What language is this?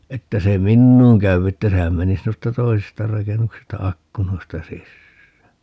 Finnish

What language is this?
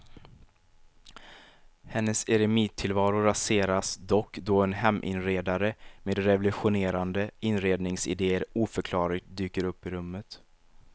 Swedish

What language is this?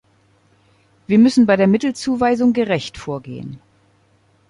German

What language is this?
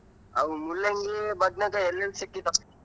Kannada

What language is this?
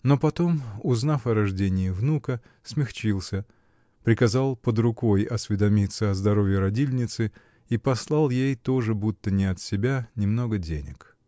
Russian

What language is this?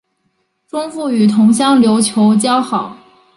Chinese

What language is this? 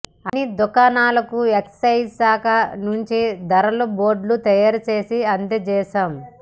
Telugu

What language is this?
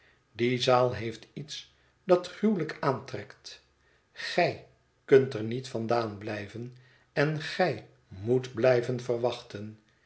Dutch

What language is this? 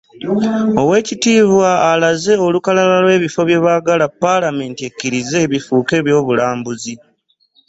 Ganda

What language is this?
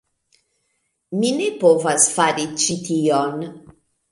Esperanto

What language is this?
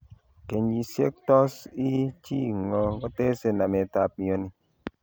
Kalenjin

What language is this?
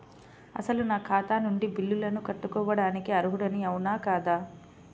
Telugu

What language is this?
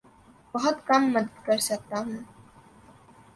Urdu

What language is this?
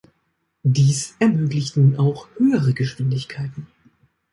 German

